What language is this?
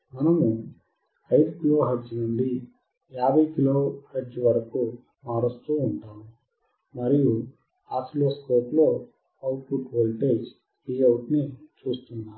Telugu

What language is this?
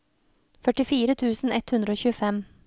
Norwegian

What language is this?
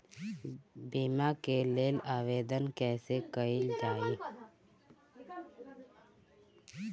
Bhojpuri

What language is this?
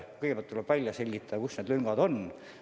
Estonian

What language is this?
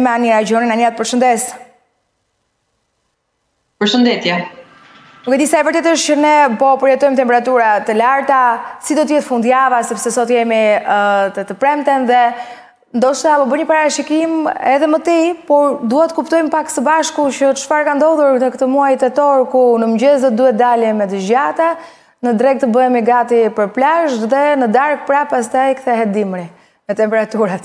Romanian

